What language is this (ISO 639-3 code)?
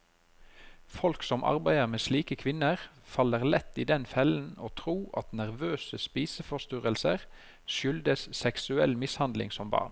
nor